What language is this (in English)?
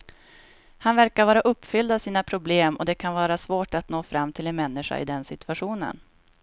Swedish